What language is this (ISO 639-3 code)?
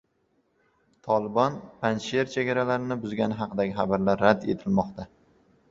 uzb